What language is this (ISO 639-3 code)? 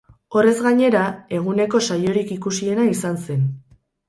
eus